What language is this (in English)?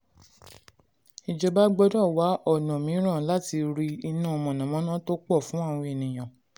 Yoruba